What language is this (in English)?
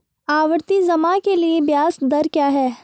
Hindi